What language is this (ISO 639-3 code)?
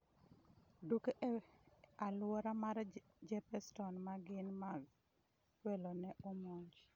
luo